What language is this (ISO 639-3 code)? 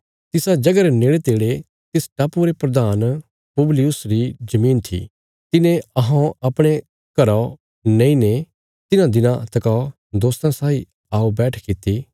kfs